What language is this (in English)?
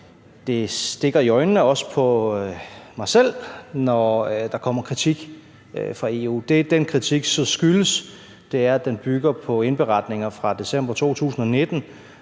Danish